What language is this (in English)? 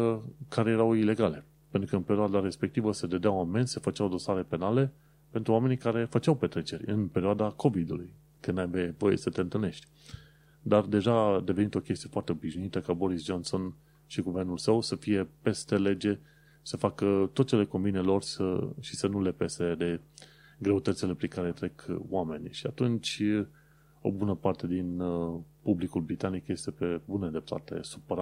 Romanian